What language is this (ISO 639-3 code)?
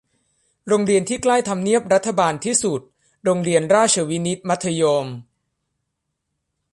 tha